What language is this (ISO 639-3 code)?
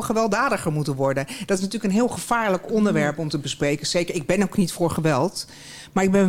nld